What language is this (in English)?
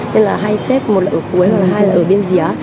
Vietnamese